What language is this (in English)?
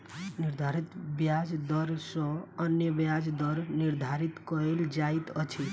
Maithili